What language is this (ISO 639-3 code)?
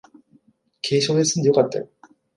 jpn